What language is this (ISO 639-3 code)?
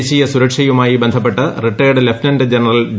mal